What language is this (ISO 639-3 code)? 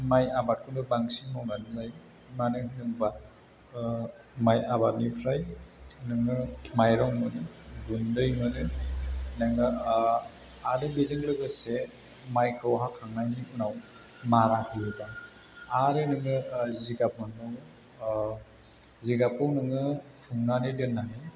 brx